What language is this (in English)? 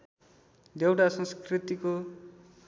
Nepali